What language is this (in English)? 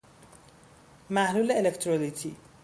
Persian